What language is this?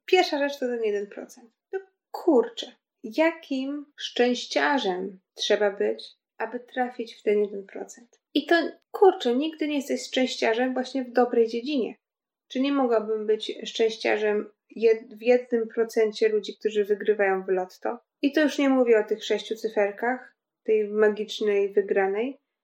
Polish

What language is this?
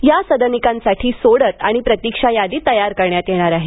Marathi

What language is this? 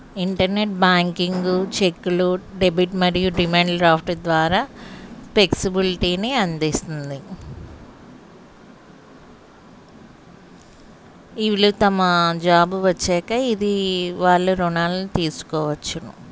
Telugu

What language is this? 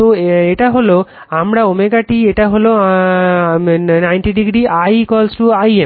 Bangla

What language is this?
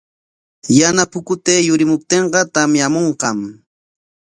Corongo Ancash Quechua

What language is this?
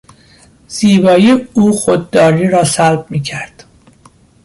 Persian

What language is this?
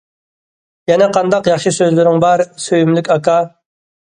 Uyghur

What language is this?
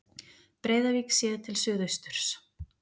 Icelandic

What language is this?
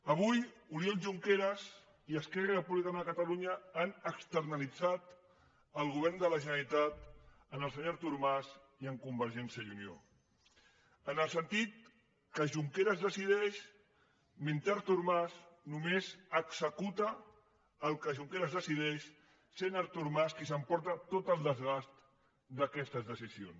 Catalan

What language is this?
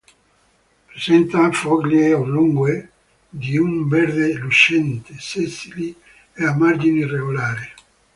Italian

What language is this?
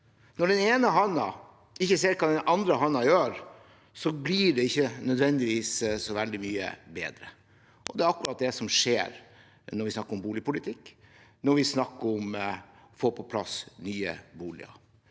Norwegian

